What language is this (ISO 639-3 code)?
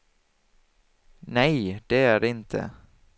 swe